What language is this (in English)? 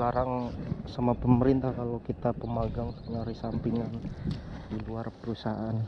Indonesian